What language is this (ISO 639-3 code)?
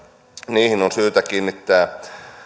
fin